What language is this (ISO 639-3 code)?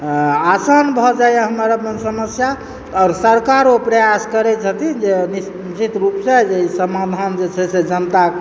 mai